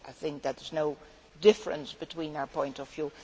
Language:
English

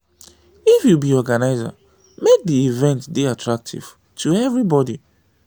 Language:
Nigerian Pidgin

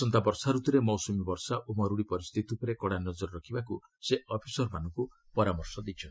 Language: Odia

